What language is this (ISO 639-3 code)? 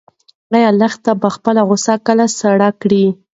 pus